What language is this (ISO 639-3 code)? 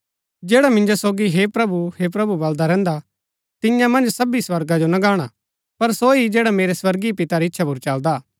gbk